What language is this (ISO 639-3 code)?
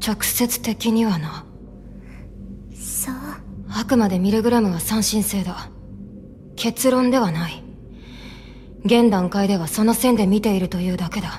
jpn